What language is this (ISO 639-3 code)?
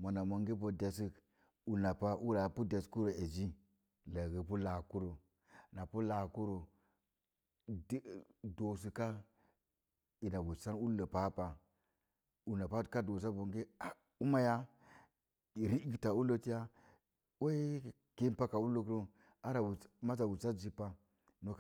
ver